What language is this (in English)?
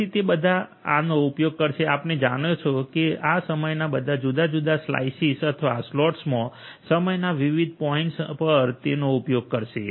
Gujarati